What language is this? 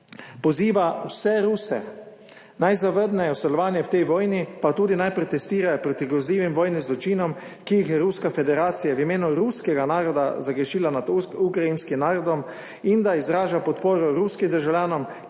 Slovenian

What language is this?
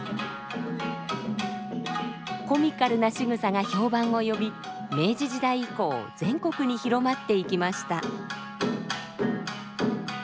Japanese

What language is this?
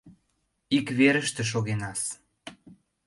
Mari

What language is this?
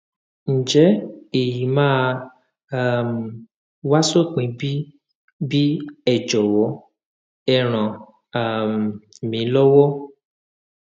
Yoruba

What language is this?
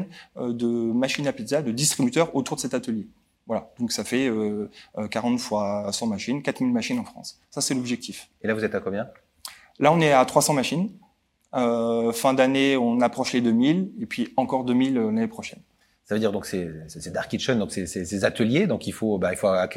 French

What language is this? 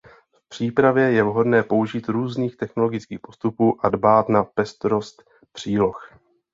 Czech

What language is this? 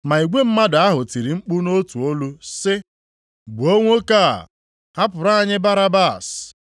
Igbo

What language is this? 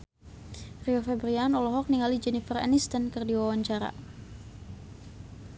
Sundanese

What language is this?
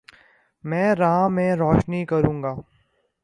Urdu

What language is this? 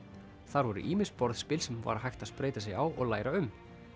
Icelandic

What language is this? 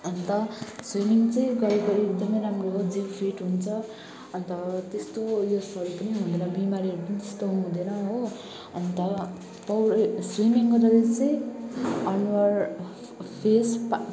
Nepali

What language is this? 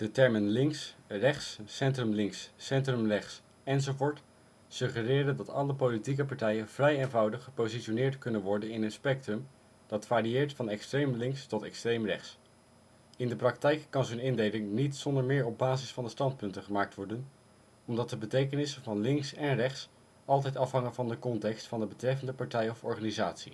Dutch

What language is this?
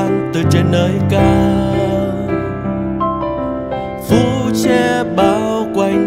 Vietnamese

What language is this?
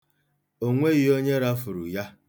Igbo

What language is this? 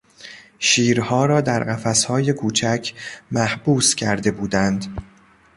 Persian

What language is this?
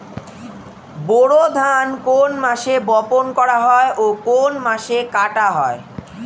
Bangla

